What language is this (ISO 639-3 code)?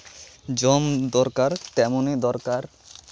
sat